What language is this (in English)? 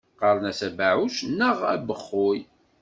Kabyle